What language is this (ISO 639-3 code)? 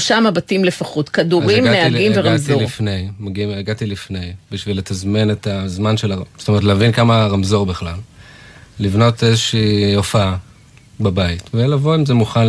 heb